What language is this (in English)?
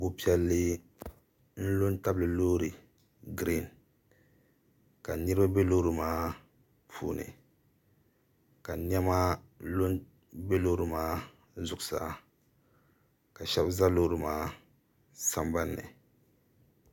Dagbani